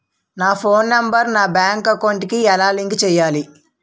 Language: Telugu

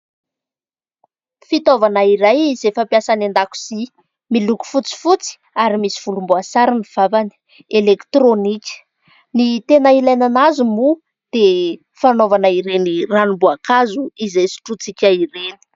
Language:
Malagasy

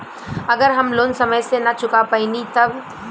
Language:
Bhojpuri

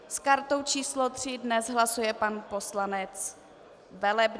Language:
Czech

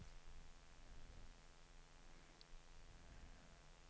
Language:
Danish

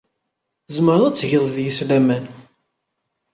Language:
Kabyle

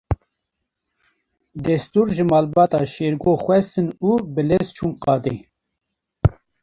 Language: Kurdish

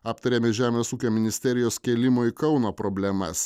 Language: Lithuanian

